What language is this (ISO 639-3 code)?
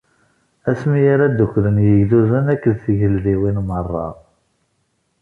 kab